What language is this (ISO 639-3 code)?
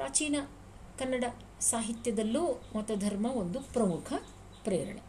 kan